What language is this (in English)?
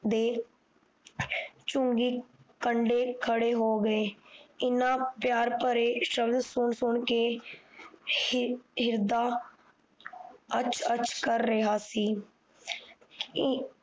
Punjabi